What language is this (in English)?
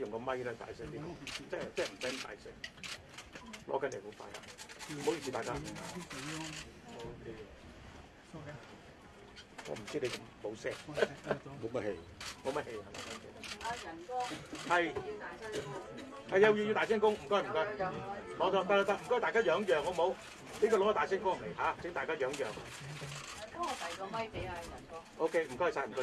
Chinese